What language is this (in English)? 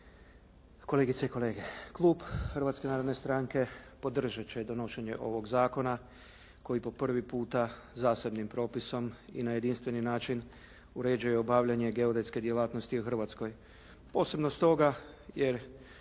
Croatian